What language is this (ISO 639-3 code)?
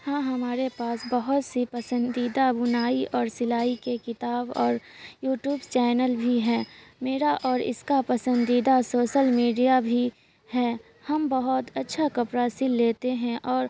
urd